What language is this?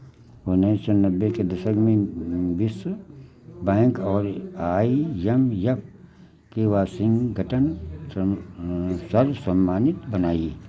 Hindi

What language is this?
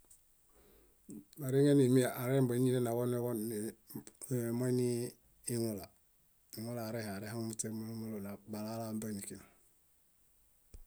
Bayot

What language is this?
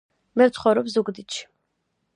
Georgian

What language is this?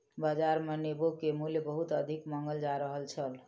Maithili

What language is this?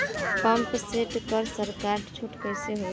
Bhojpuri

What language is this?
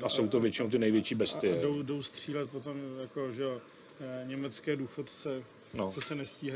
Czech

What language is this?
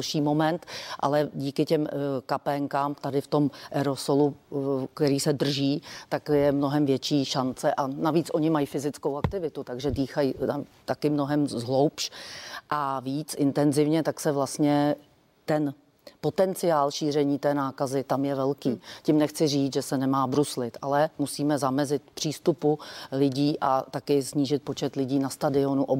Czech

